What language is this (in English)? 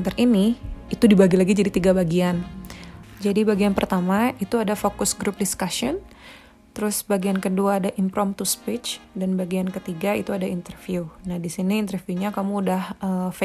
Indonesian